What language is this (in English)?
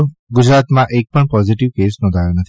Gujarati